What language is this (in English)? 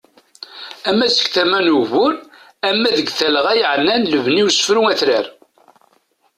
Kabyle